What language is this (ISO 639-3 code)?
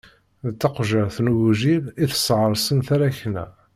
kab